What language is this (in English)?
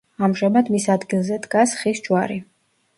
Georgian